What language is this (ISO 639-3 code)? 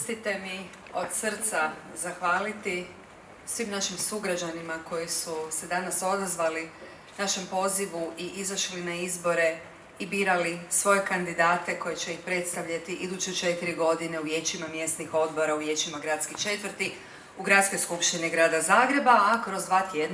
hrv